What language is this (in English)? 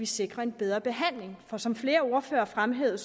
Danish